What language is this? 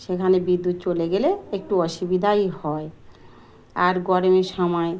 Bangla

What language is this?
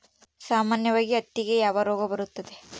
Kannada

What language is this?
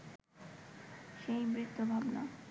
Bangla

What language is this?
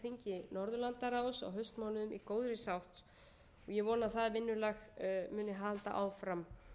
Icelandic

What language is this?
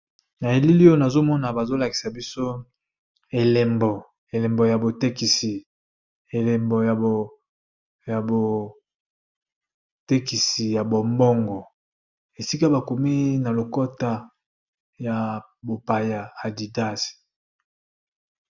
Lingala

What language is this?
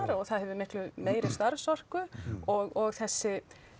Icelandic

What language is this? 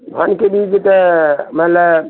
Maithili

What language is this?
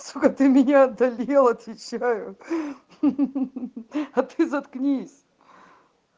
Russian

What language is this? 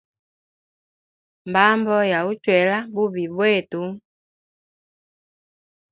Hemba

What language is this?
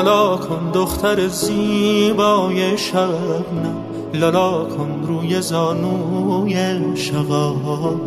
Persian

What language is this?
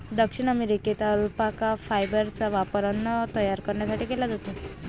Marathi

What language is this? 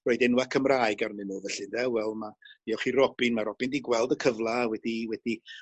Welsh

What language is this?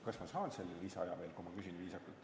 Estonian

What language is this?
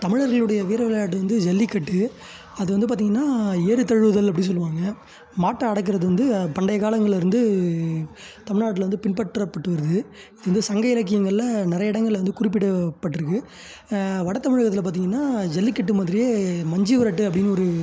Tamil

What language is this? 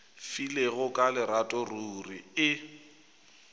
Northern Sotho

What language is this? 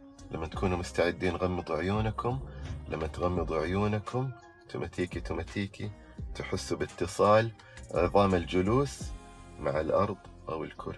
Arabic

